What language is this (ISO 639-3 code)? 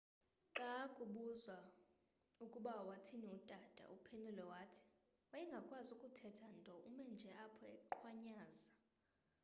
xho